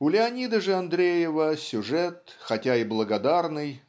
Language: Russian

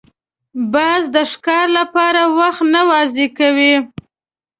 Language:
Pashto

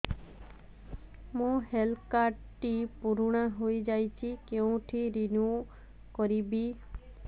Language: Odia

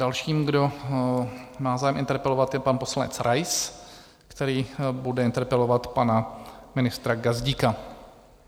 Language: Czech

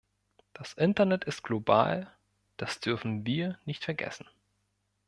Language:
German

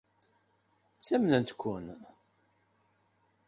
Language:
Kabyle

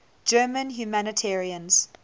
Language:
English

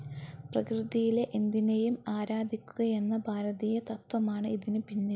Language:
Malayalam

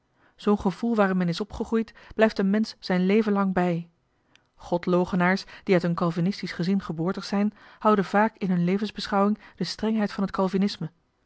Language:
Dutch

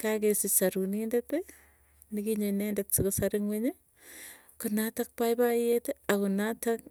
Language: Tugen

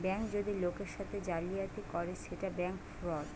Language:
Bangla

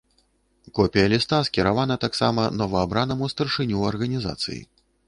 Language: Belarusian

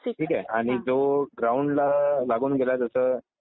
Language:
Marathi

